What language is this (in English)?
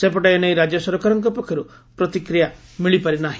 Odia